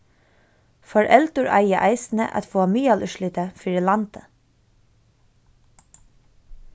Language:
Faroese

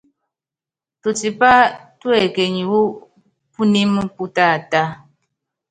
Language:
Yangben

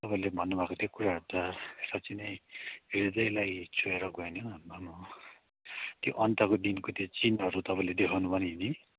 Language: Nepali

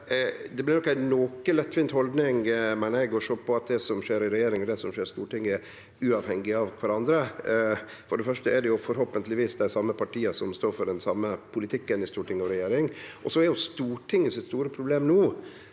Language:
Norwegian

